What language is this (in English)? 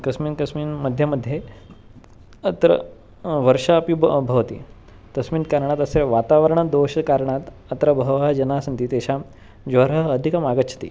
Sanskrit